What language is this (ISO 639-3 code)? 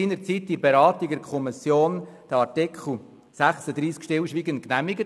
gsw